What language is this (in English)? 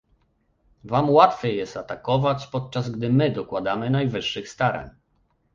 Polish